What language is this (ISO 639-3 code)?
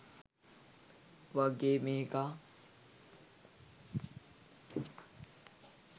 sin